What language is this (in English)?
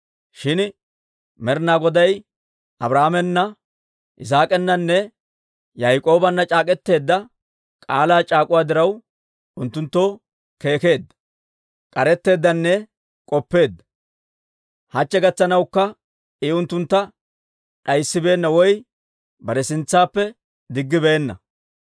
Dawro